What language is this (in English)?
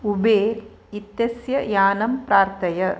Sanskrit